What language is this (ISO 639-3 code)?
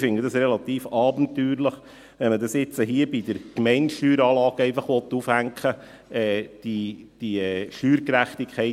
gsw